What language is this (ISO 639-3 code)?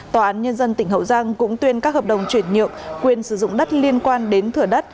vie